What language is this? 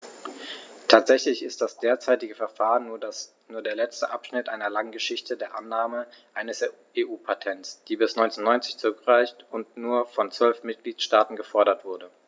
German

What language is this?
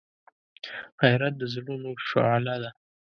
Pashto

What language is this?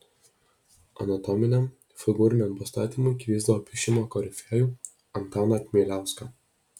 Lithuanian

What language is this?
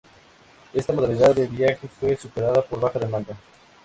Spanish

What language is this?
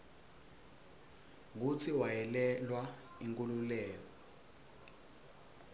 Swati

